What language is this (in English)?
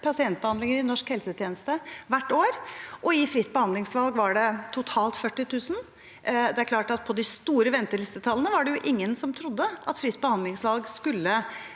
Norwegian